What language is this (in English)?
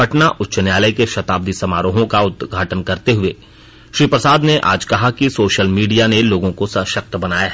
Hindi